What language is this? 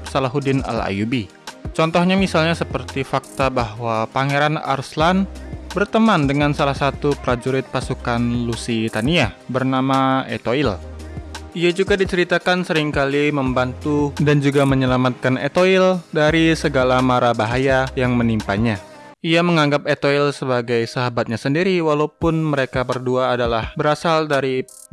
Indonesian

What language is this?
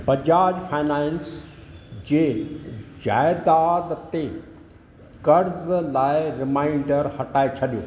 Sindhi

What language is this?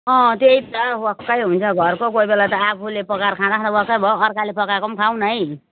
Nepali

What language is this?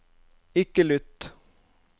Norwegian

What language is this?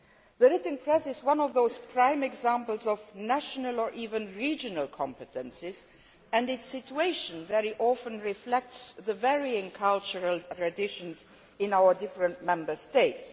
English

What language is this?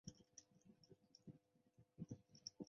Chinese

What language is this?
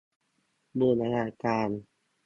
Thai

